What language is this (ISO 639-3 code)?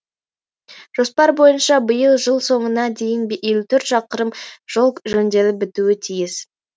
kaz